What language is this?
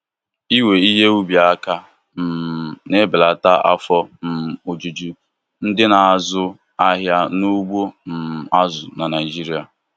Igbo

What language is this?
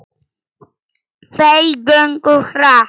Icelandic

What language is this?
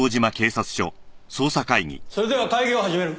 Japanese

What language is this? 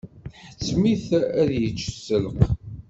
Kabyle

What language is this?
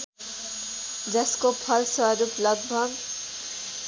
Nepali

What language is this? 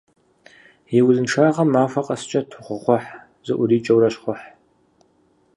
Kabardian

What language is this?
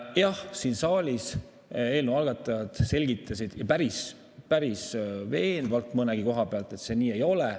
Estonian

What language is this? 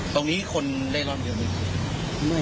Thai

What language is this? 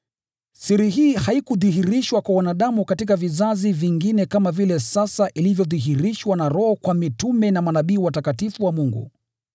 Swahili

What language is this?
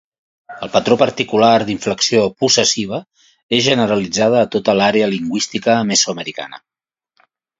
Catalan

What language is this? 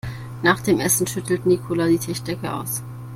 German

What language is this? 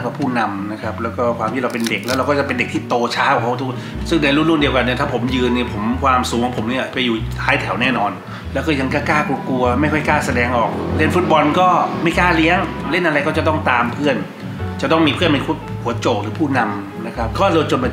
Thai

